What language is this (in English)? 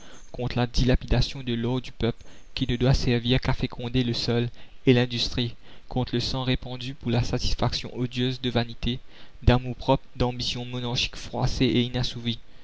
French